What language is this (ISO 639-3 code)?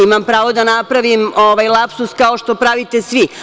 srp